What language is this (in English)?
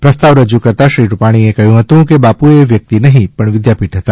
Gujarati